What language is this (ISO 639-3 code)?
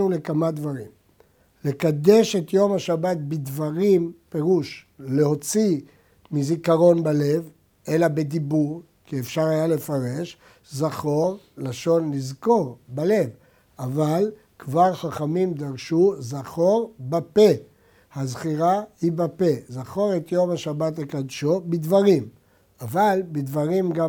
heb